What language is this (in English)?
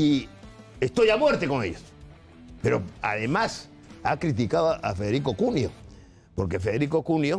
Spanish